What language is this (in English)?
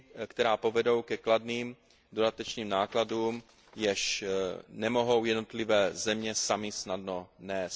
Czech